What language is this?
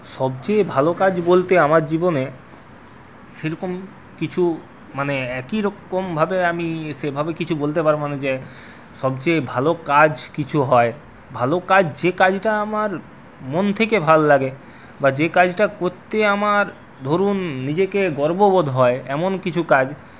Bangla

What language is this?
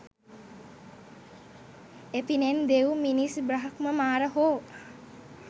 Sinhala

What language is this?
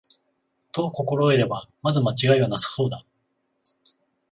Japanese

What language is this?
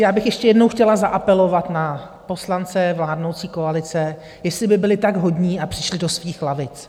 Czech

